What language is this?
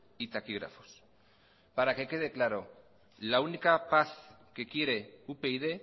Spanish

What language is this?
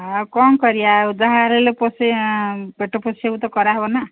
Odia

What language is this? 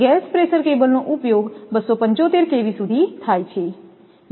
Gujarati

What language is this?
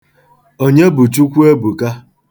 Igbo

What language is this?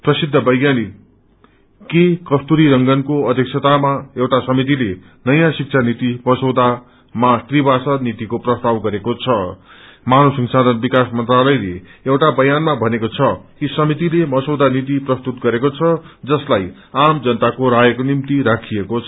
Nepali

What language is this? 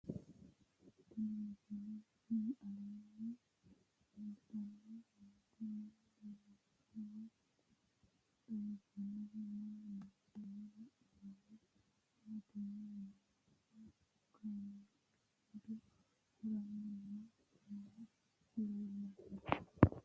Sidamo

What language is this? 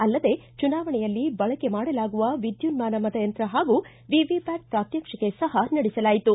Kannada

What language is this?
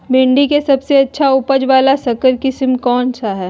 Magahi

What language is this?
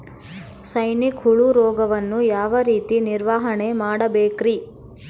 Kannada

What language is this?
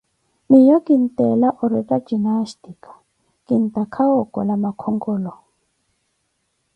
Koti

